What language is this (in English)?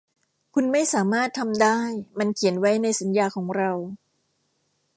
Thai